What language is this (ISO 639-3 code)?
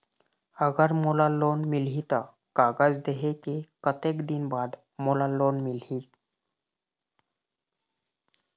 hne